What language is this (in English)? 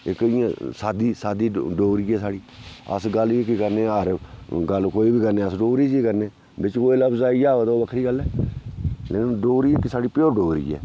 Dogri